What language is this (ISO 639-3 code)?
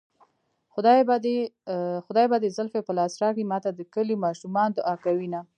pus